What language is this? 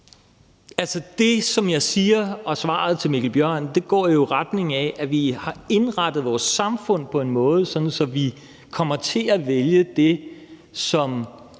Danish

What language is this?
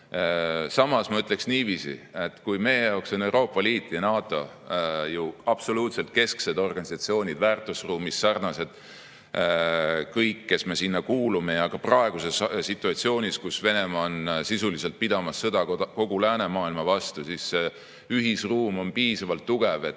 Estonian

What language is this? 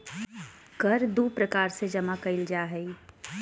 Magahi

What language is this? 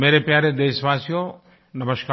Hindi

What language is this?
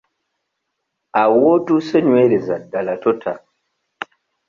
Ganda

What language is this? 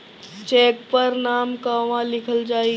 Bhojpuri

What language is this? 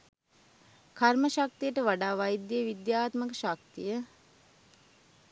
Sinhala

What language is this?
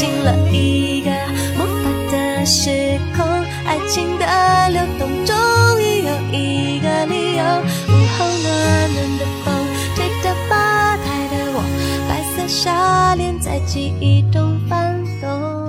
Chinese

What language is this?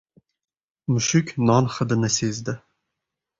Uzbek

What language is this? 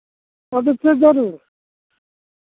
Santali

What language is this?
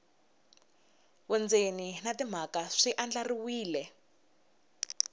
Tsonga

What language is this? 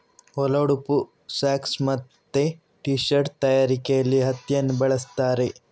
Kannada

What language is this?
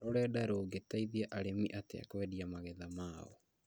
Kikuyu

